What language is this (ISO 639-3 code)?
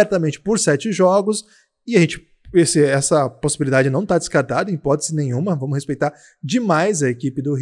por